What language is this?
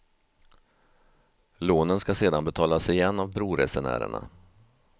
Swedish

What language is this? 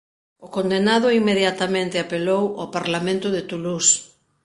Galician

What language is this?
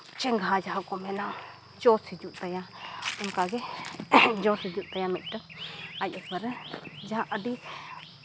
Santali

